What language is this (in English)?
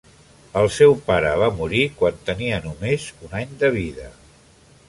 Catalan